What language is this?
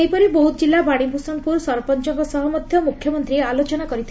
Odia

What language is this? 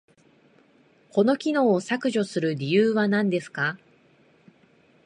Japanese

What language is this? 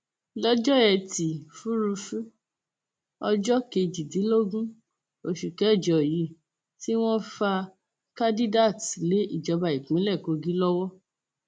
Yoruba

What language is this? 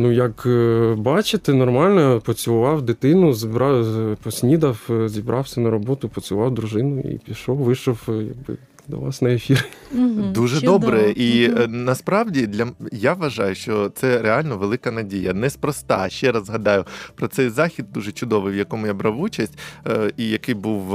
Ukrainian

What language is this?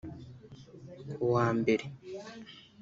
Kinyarwanda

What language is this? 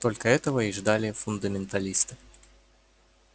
Russian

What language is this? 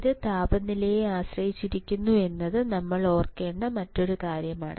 Malayalam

